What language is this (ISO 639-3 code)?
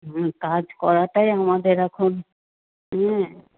ben